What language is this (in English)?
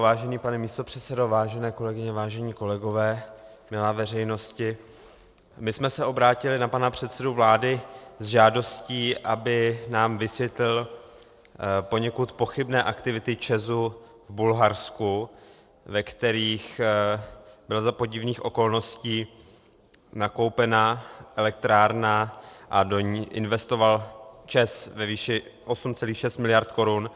Czech